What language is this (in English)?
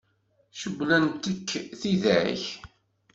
Kabyle